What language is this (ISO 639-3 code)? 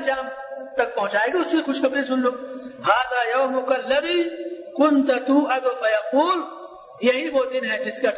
urd